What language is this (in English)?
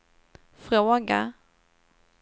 Swedish